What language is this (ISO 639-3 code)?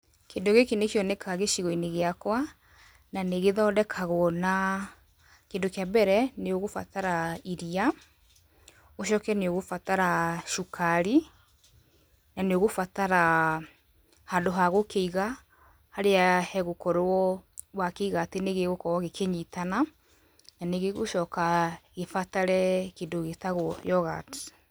kik